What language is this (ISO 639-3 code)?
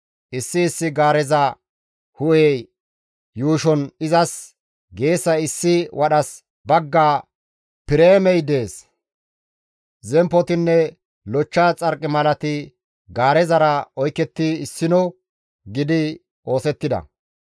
gmv